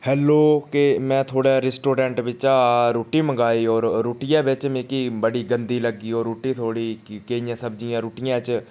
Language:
Dogri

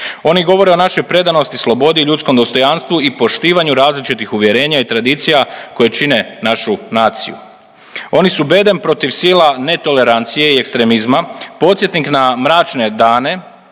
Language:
Croatian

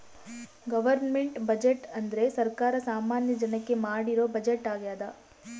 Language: Kannada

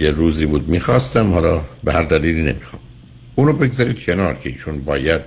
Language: Persian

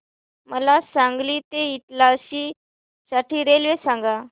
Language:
Marathi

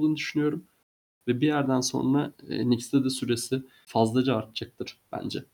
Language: Turkish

